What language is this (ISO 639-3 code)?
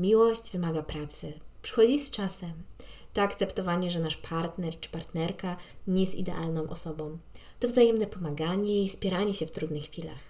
pol